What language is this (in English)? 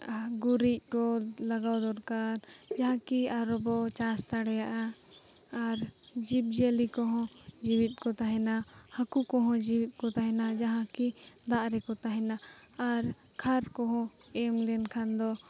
Santali